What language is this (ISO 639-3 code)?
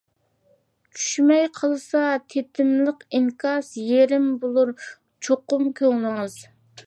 uig